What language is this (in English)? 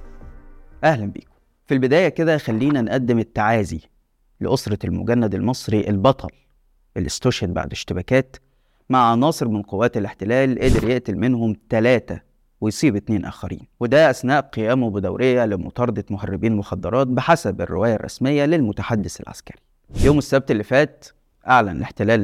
Arabic